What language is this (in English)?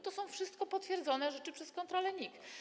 Polish